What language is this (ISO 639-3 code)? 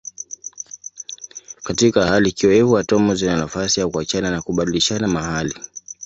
swa